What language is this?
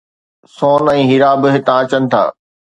Sindhi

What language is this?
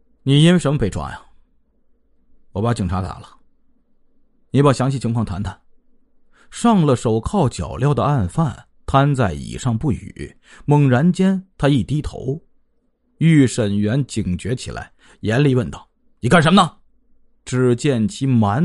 Chinese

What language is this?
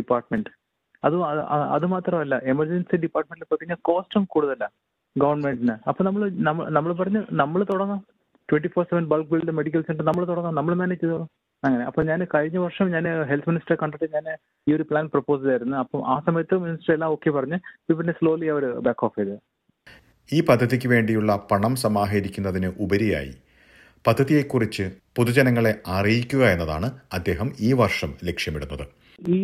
Malayalam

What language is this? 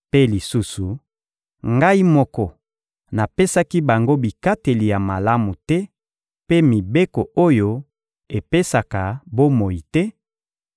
Lingala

